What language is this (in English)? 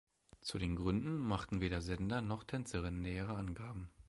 German